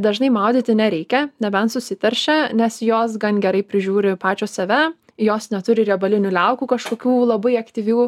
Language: Lithuanian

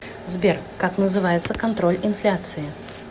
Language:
Russian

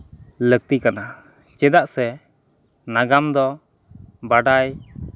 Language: Santali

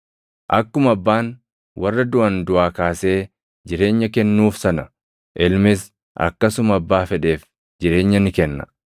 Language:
Oromo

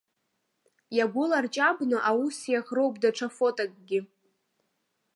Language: Abkhazian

